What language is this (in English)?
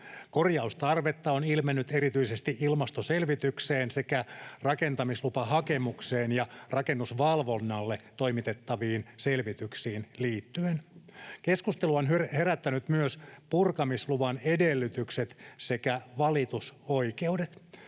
Finnish